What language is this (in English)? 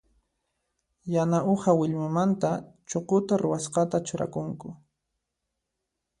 Puno Quechua